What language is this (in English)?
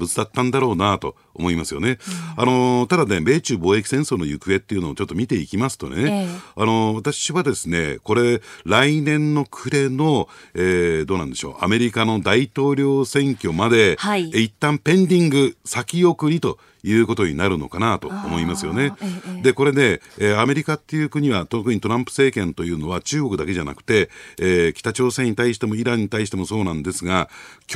Japanese